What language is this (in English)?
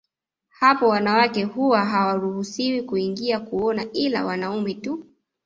Swahili